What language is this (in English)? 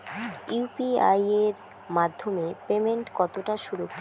Bangla